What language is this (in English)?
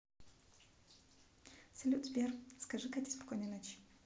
Russian